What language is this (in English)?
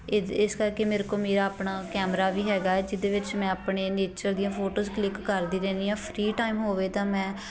Punjabi